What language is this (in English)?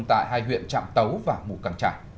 Vietnamese